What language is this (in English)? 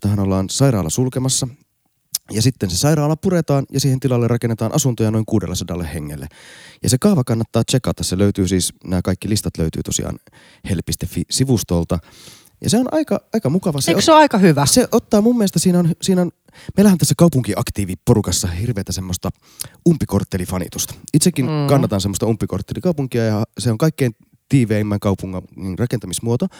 Finnish